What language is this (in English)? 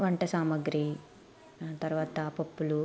Telugu